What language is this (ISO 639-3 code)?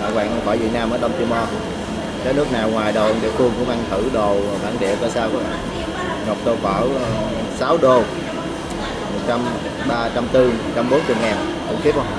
vie